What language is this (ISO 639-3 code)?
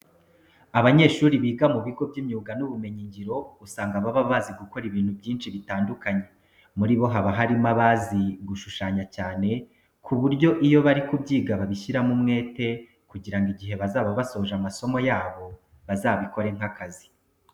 kin